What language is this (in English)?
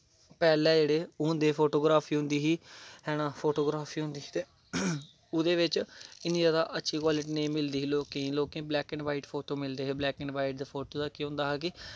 Dogri